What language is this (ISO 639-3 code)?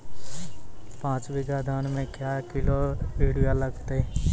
mai